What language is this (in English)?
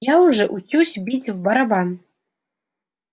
Russian